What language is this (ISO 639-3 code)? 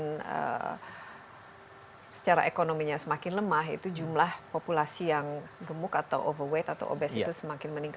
ind